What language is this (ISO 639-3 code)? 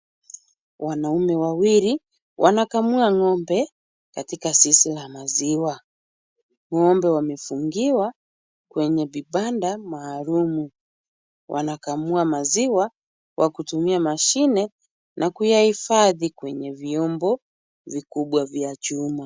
swa